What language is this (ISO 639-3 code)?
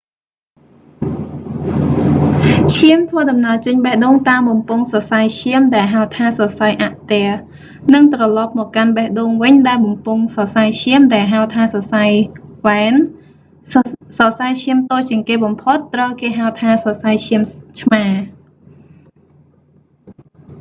khm